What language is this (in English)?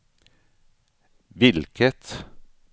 Swedish